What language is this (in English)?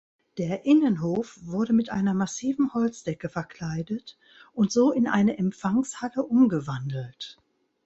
German